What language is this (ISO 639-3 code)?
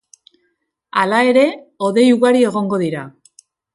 eus